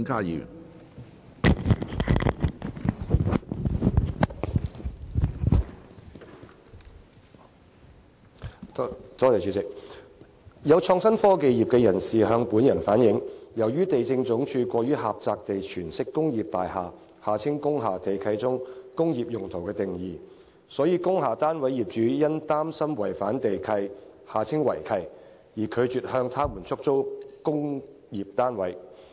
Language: Cantonese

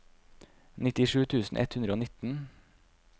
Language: Norwegian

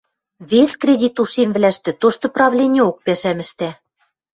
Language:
Western Mari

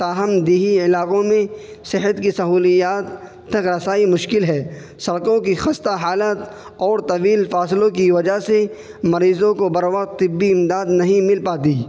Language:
Urdu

